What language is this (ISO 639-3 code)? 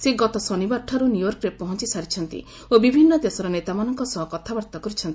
ori